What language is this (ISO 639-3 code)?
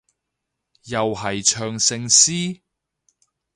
yue